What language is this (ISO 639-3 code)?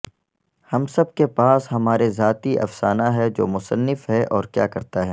urd